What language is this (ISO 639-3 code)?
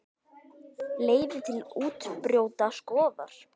isl